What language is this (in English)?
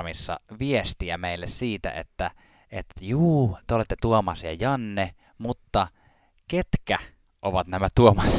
Finnish